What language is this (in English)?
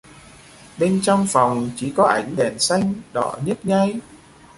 Vietnamese